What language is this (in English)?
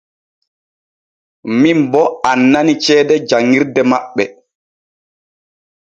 Borgu Fulfulde